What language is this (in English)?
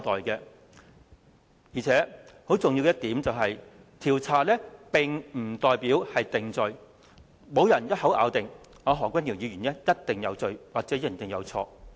Cantonese